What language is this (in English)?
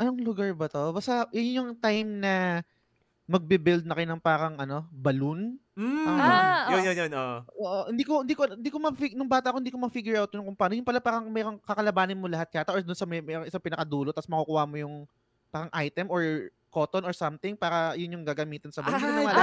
Filipino